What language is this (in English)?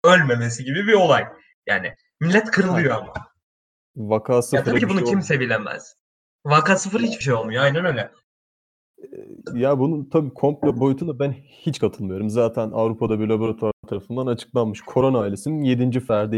Turkish